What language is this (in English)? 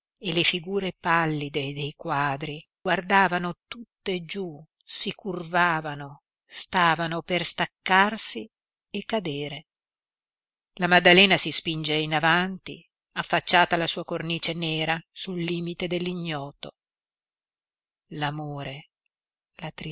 Italian